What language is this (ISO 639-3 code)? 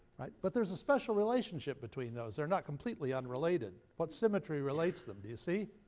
eng